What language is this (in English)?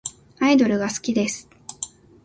Japanese